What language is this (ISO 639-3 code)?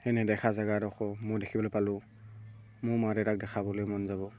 asm